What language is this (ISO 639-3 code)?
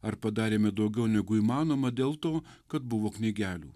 lit